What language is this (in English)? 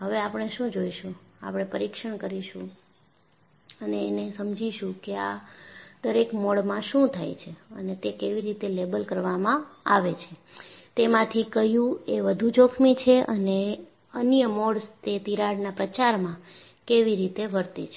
Gujarati